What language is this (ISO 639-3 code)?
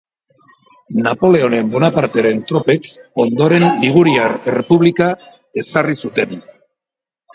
eus